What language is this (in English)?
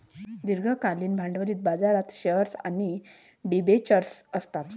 Marathi